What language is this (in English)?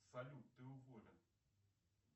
Russian